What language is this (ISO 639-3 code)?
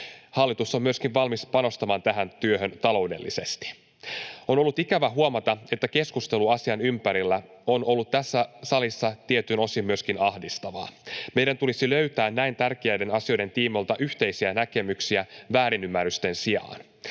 fin